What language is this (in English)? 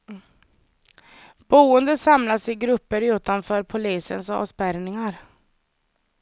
Swedish